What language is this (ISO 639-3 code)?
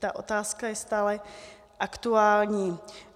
ces